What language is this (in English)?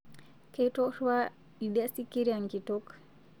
Masai